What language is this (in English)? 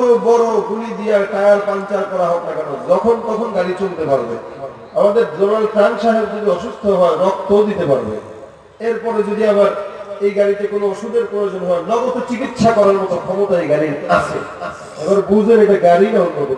Turkish